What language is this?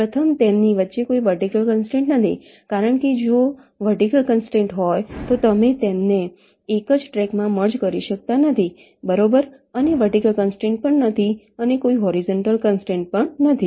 Gujarati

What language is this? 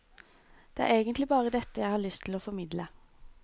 Norwegian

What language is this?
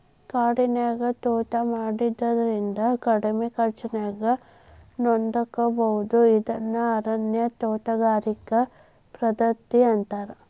Kannada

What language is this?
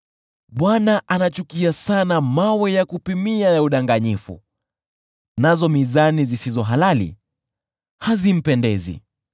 Swahili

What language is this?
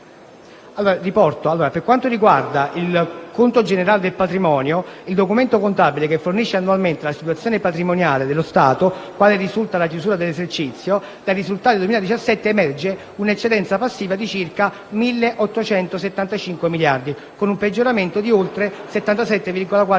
Italian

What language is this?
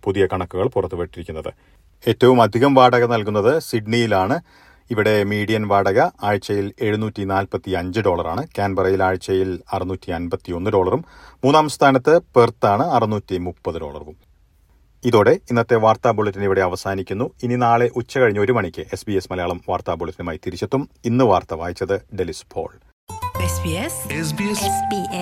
Malayalam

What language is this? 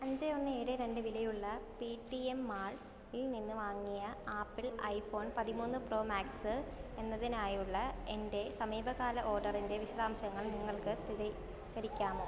Malayalam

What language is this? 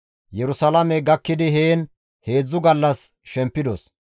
Gamo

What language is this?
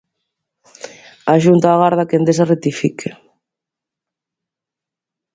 Galician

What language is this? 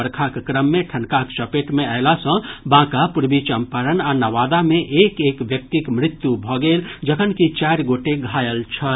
Maithili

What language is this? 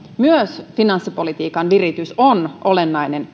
Finnish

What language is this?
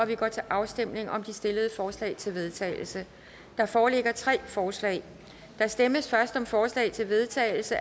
Danish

